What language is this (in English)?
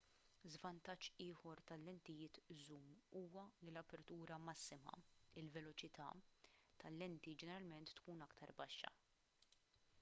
Maltese